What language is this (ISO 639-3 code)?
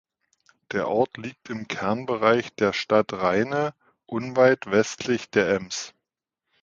deu